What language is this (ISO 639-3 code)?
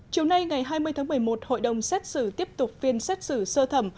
vie